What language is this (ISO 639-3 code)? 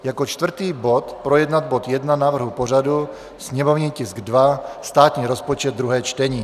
ces